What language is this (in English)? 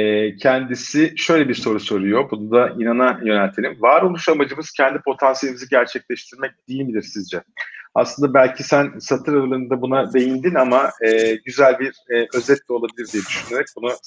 Turkish